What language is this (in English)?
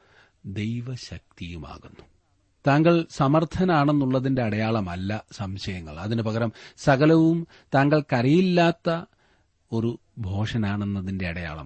Malayalam